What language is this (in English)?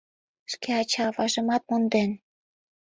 Mari